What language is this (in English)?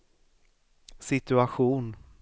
Swedish